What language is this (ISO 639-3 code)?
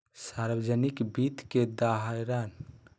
mag